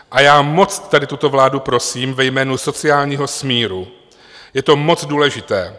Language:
Czech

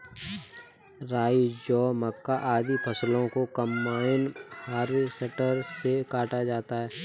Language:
Hindi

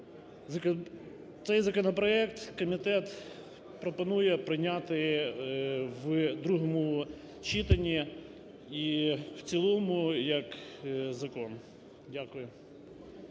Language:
Ukrainian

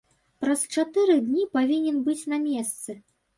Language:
Belarusian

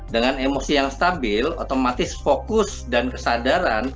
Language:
Indonesian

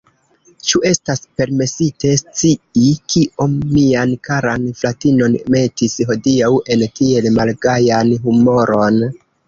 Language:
Esperanto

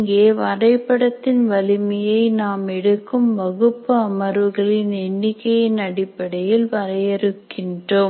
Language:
Tamil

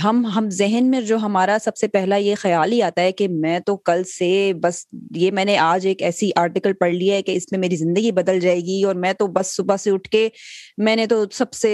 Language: Urdu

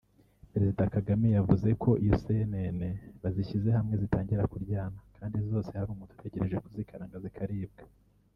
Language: Kinyarwanda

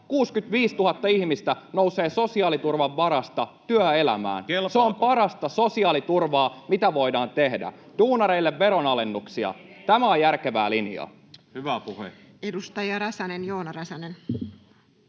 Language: Finnish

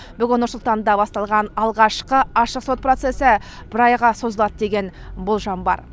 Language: Kazakh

